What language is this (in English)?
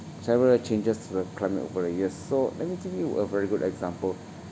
English